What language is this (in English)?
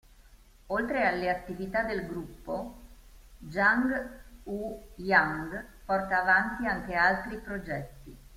Italian